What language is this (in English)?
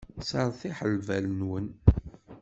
Kabyle